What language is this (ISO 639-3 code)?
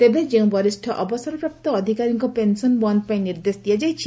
ori